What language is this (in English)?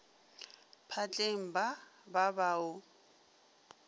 Northern Sotho